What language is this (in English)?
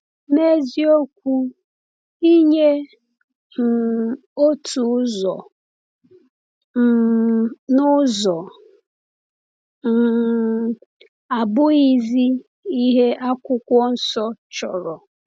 Igbo